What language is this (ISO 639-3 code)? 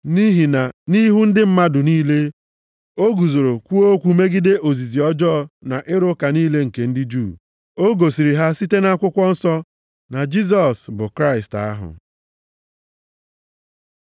ibo